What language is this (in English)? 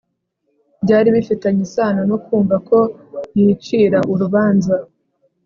Kinyarwanda